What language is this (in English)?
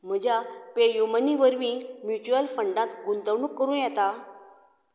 Konkani